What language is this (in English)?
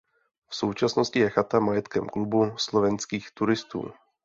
Czech